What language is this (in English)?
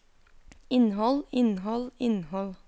Norwegian